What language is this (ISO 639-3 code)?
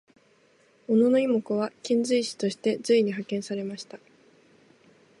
jpn